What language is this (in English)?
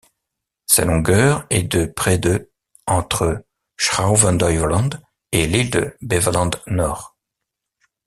French